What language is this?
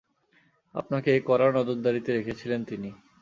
Bangla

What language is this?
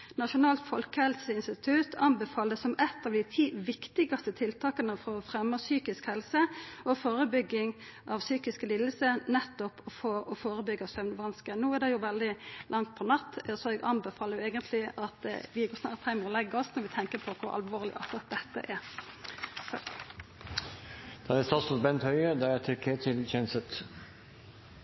Norwegian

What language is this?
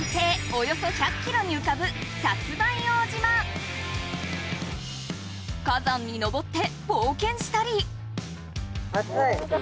Japanese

